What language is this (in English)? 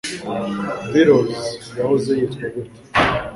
Kinyarwanda